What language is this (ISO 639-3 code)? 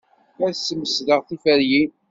kab